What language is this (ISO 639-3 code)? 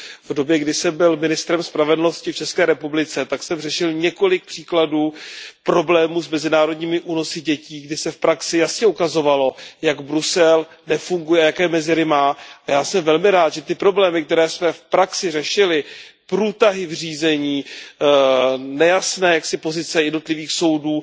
ces